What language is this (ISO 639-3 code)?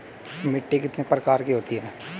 hin